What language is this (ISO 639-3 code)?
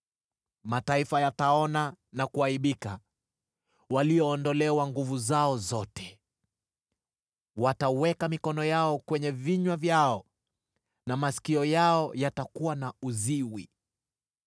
swa